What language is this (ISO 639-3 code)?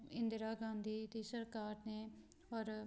pan